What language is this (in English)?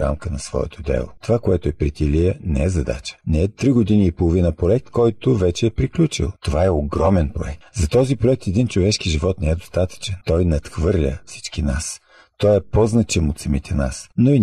Bulgarian